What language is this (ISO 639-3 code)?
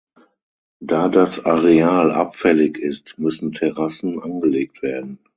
deu